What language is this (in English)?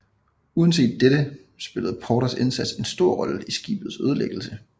Danish